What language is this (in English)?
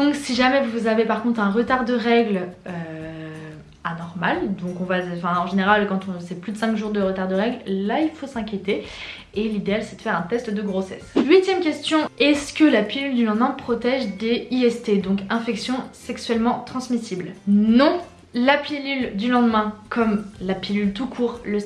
French